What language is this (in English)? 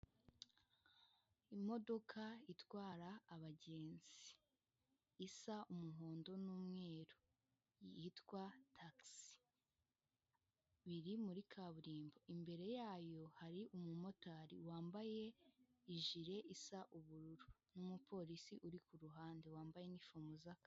Kinyarwanda